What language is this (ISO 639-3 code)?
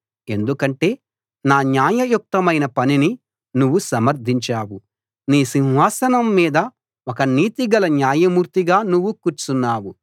tel